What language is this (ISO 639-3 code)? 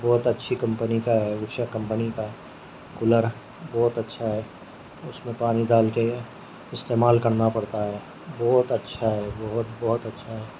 urd